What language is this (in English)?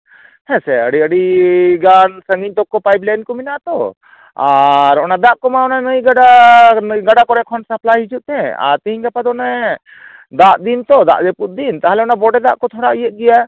Santali